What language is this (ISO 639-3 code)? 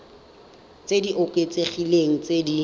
tsn